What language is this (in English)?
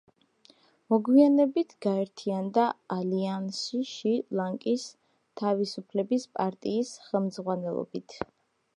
Georgian